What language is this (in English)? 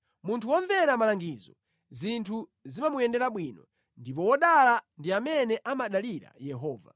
Nyanja